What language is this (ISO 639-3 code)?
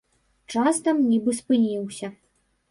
bel